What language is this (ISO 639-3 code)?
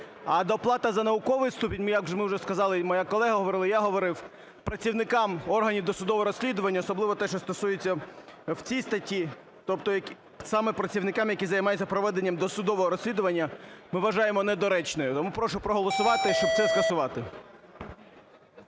ukr